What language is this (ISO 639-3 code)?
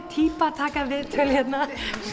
isl